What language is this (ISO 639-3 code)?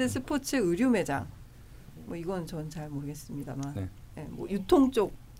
kor